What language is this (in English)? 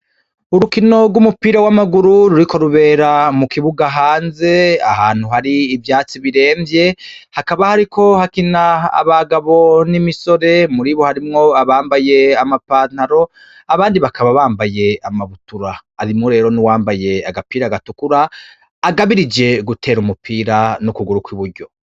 Rundi